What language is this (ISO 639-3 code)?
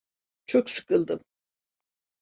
tur